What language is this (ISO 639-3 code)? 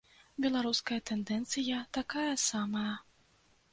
bel